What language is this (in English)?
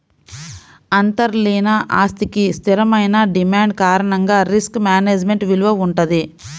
Telugu